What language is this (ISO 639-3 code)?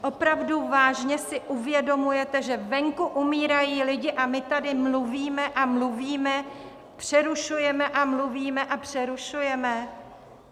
ces